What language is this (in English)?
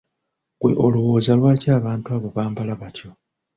Ganda